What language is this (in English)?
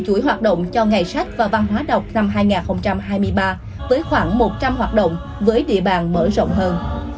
Vietnamese